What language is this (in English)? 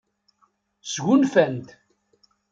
Kabyle